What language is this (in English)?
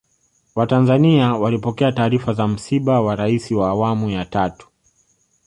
Swahili